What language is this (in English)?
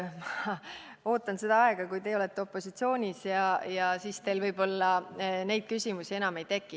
Estonian